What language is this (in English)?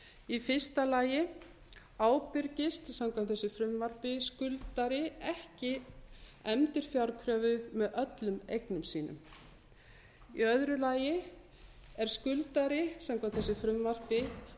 Icelandic